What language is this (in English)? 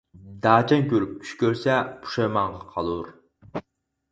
Uyghur